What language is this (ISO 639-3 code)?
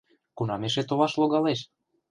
chm